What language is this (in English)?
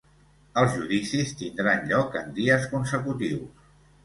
Catalan